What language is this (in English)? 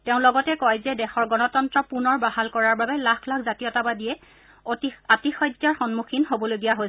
Assamese